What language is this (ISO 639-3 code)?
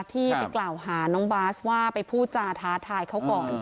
tha